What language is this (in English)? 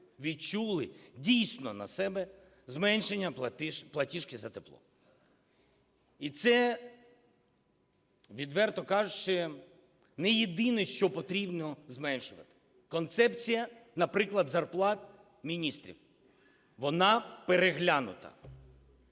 Ukrainian